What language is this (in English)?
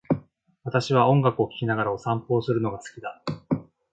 Japanese